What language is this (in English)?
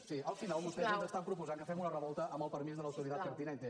Catalan